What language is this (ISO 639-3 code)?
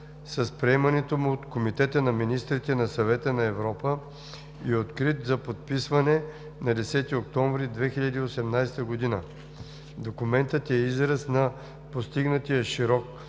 bul